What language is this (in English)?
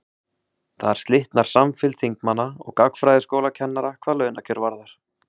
Icelandic